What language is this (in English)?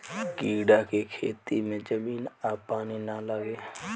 Bhojpuri